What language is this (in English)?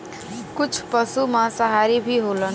Bhojpuri